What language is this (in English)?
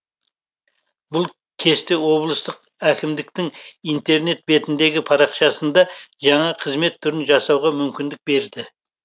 Kazakh